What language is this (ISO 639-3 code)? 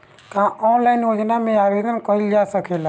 bho